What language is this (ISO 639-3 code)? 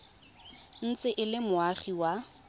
tsn